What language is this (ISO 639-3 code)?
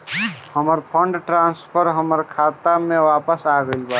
bho